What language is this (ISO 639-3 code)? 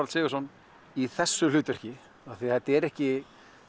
isl